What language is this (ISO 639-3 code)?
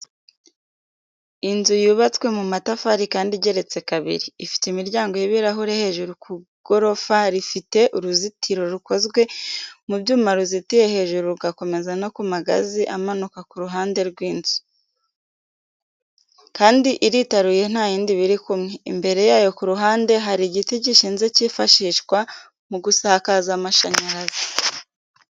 kin